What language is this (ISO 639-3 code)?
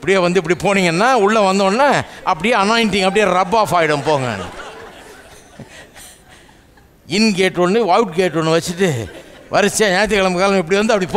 ron